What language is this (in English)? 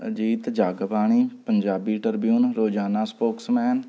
Punjabi